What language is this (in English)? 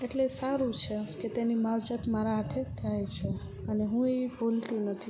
Gujarati